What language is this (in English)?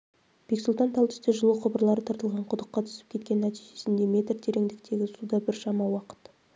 Kazakh